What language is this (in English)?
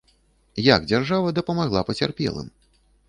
Belarusian